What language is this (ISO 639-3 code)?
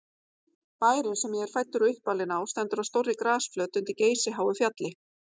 isl